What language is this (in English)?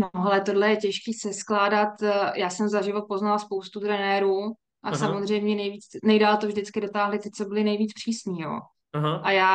Czech